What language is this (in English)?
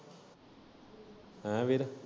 Punjabi